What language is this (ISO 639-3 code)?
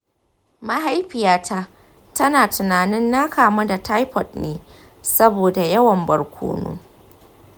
hau